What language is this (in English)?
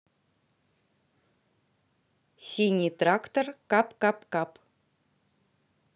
Russian